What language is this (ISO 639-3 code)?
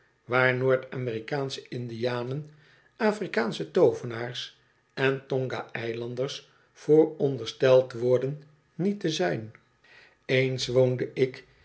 nld